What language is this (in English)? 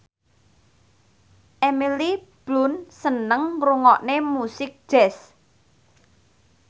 Javanese